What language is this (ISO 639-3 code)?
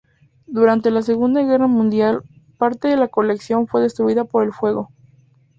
spa